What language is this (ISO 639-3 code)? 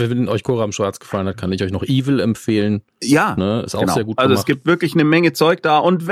deu